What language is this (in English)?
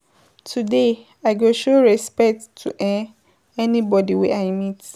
Nigerian Pidgin